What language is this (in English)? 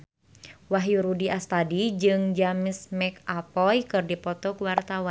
Sundanese